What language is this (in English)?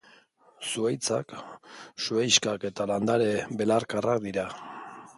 Basque